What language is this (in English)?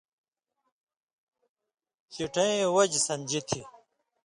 Indus Kohistani